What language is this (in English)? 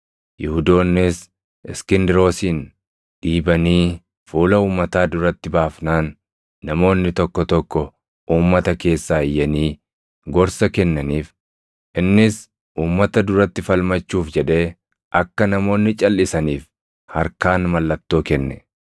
Oromo